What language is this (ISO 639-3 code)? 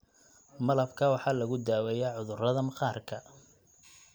som